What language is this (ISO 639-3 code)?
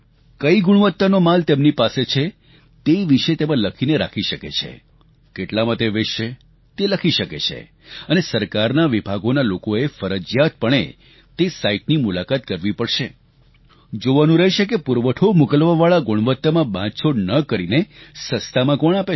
guj